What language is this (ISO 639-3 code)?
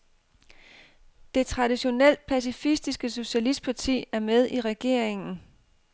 dan